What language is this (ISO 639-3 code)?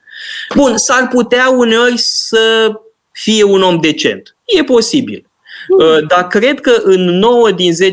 ron